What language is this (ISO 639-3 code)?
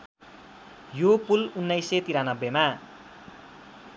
nep